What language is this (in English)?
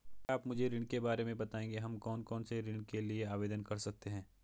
Hindi